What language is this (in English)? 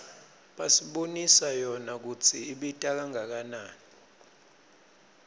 Swati